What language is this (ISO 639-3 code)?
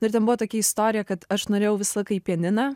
lit